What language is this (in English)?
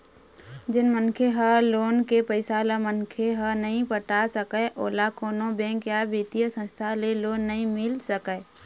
Chhattisgarhi